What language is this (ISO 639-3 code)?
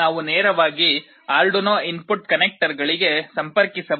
kan